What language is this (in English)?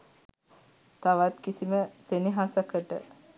Sinhala